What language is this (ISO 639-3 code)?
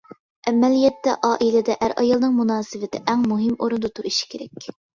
uig